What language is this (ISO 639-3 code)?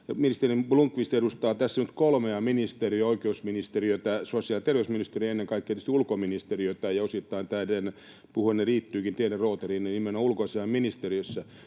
fin